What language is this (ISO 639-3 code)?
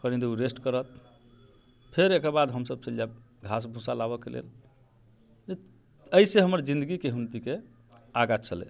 mai